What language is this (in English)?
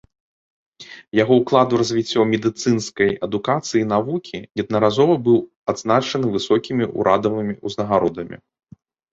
Belarusian